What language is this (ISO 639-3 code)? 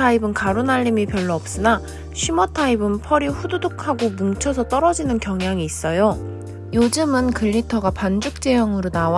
kor